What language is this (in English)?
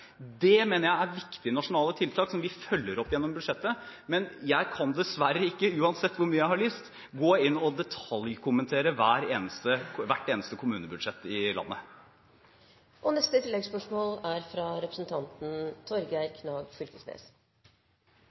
Norwegian